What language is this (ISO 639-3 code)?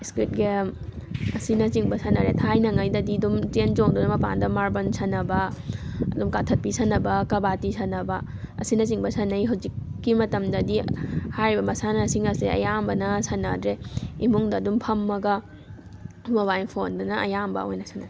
mni